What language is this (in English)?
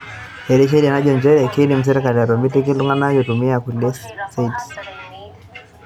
Masai